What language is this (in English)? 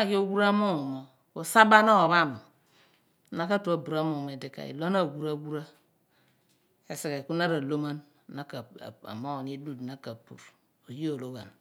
Abua